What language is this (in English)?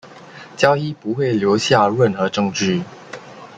Chinese